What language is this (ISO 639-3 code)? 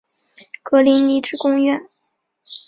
zho